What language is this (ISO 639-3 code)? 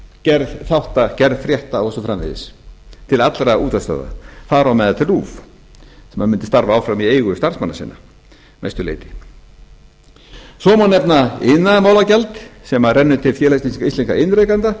isl